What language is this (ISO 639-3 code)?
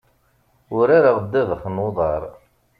kab